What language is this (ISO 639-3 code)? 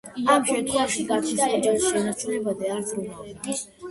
kat